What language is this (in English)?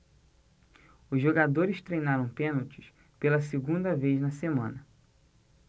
Portuguese